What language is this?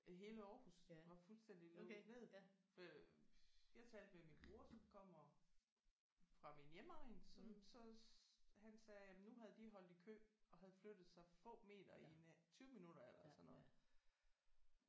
Danish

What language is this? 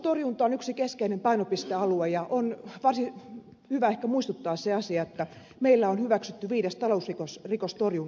Finnish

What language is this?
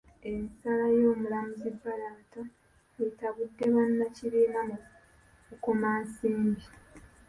Ganda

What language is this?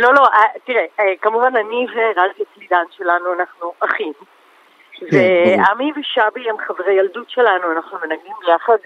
Hebrew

